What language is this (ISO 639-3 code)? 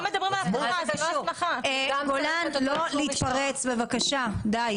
heb